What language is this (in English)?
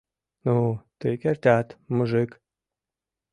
Mari